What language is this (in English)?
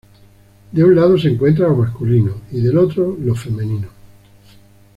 Spanish